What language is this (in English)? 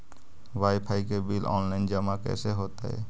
Magahi